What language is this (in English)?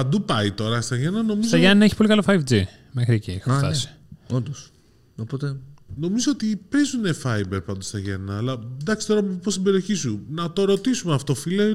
Greek